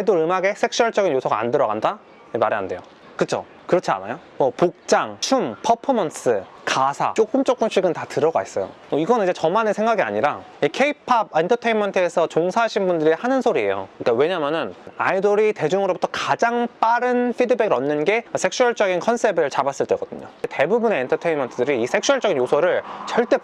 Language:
Korean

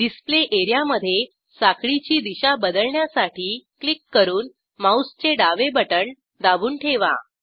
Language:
Marathi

